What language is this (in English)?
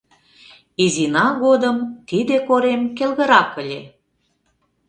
Mari